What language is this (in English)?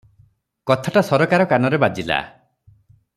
Odia